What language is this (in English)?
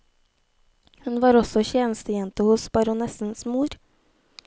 Norwegian